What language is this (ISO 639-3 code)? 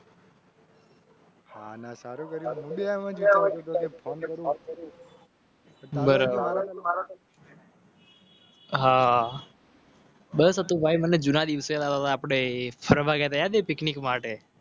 guj